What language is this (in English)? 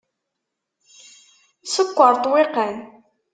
Kabyle